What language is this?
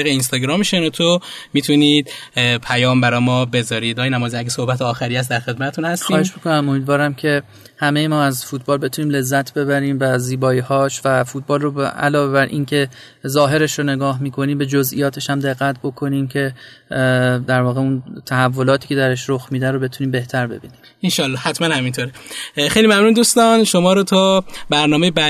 Persian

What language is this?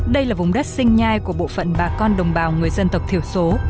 Vietnamese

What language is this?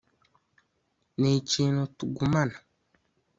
Kinyarwanda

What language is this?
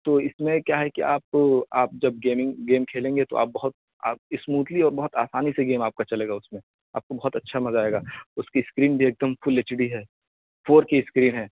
Urdu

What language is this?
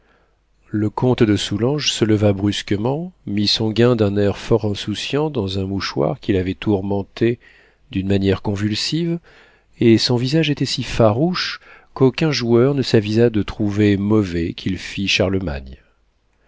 French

